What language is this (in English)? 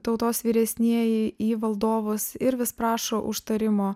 Lithuanian